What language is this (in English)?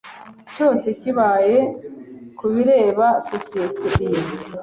Kinyarwanda